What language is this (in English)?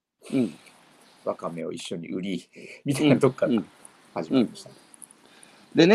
Japanese